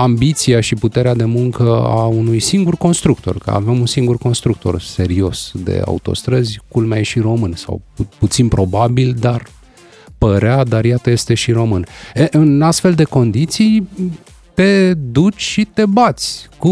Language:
Romanian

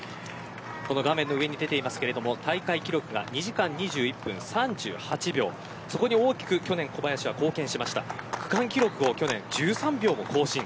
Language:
Japanese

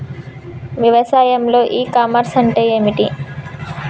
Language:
Telugu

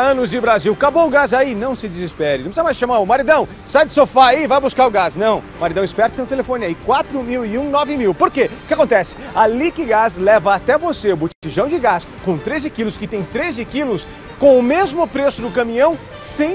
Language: Portuguese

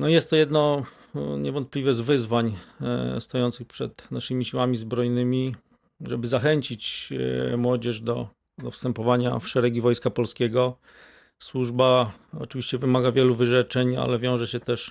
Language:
Polish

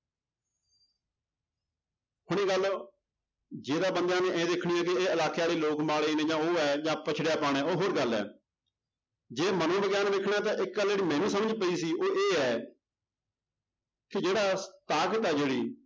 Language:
Punjabi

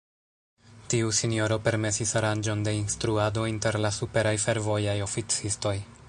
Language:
Esperanto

